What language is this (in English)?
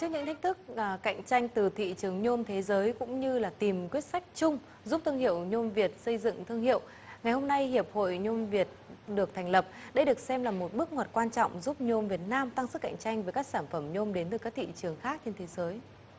Vietnamese